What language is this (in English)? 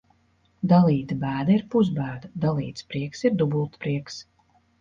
Latvian